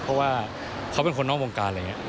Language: Thai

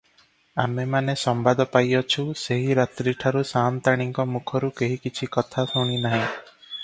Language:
Odia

